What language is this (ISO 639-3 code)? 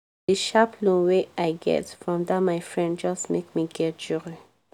pcm